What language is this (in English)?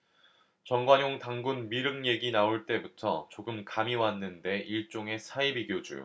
Korean